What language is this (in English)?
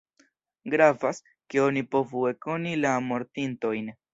Esperanto